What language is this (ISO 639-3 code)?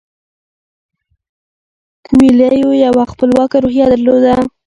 pus